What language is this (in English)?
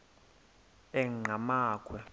Xhosa